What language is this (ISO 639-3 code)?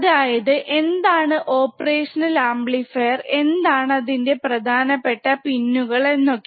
mal